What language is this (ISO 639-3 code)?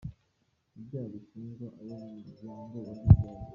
kin